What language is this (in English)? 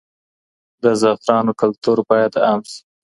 Pashto